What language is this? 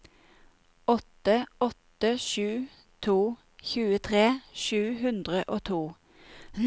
Norwegian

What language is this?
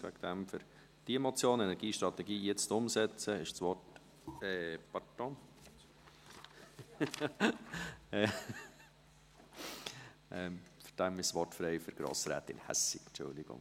Swiss German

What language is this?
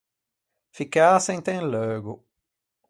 Ligurian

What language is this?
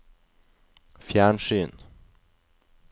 Norwegian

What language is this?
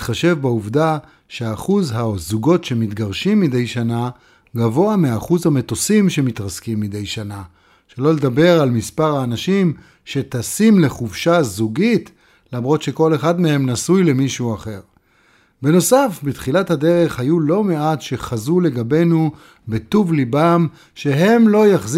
Hebrew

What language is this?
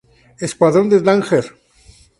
Spanish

